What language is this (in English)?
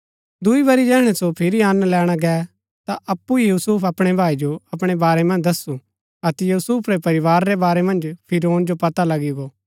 Gaddi